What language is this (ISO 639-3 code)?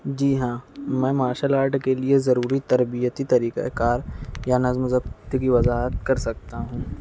urd